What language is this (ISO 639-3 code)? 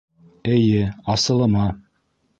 bak